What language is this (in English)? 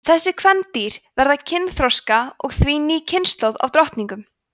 Icelandic